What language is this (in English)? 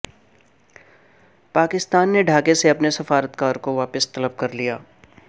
Urdu